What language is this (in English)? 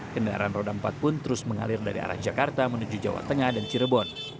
Indonesian